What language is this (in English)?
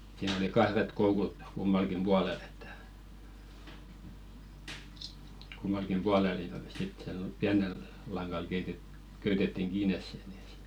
Finnish